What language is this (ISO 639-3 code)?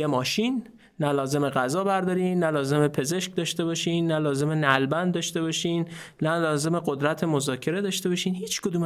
fas